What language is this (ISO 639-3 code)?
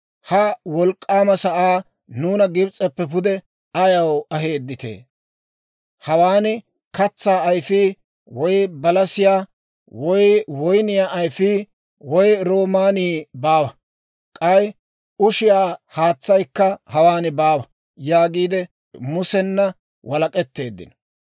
dwr